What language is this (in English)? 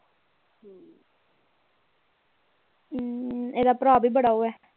Punjabi